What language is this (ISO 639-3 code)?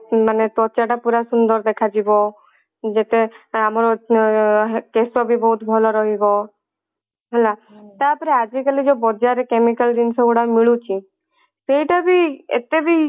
ori